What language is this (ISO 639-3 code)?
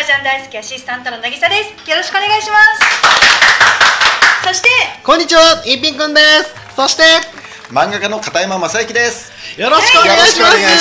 jpn